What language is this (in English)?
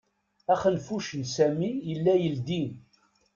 Kabyle